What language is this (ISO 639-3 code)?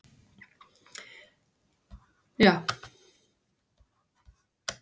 isl